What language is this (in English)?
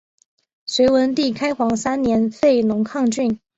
Chinese